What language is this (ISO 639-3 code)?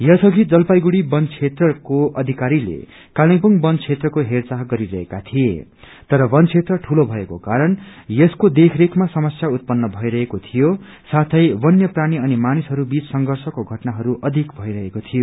nep